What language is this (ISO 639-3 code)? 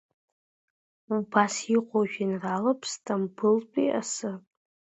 abk